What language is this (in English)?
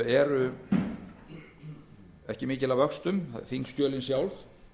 Icelandic